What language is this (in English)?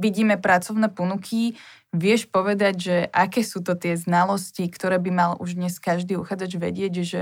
Slovak